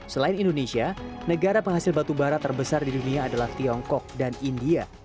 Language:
Indonesian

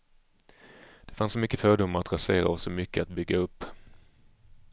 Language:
Swedish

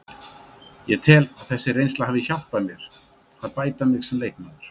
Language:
Icelandic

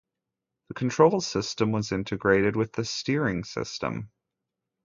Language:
English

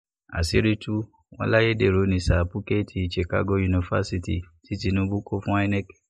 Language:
Yoruba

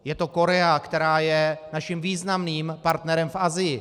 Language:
Czech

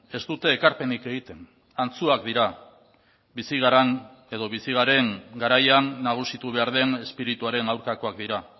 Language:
Basque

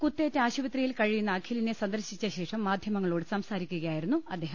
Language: Malayalam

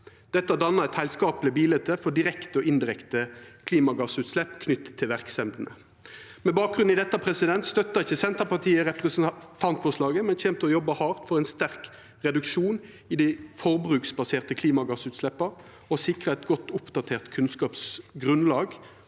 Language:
Norwegian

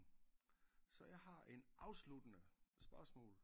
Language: Danish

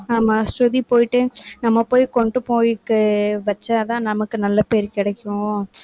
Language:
Tamil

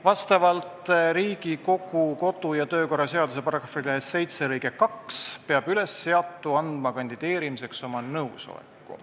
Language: Estonian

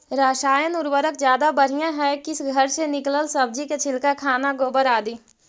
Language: Magahi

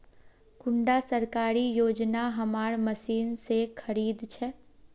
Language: Magahi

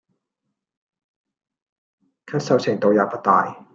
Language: Cantonese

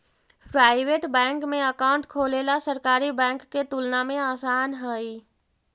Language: Magahi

